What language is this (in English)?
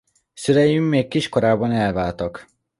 Hungarian